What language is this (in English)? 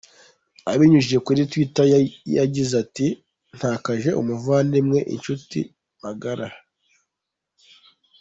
Kinyarwanda